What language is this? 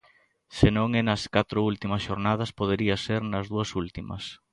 Galician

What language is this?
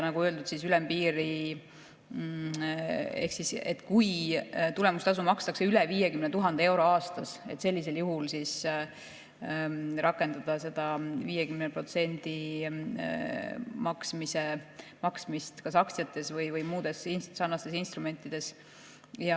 Estonian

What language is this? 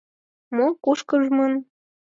Mari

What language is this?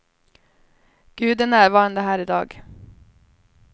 Swedish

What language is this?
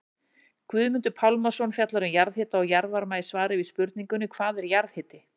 Icelandic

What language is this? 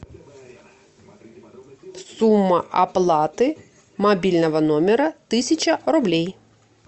Russian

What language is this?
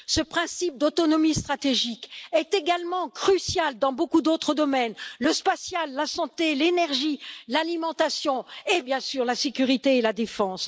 French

